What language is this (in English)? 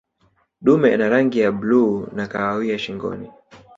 Swahili